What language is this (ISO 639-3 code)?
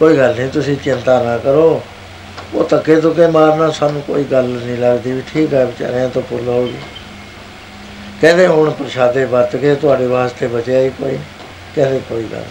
pan